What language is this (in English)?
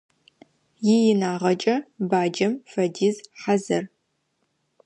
Adyghe